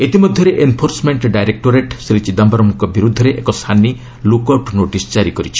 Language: Odia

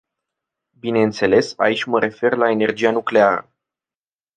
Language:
Romanian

